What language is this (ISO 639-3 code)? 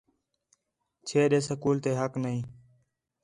xhe